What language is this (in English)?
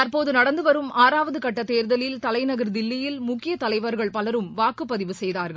Tamil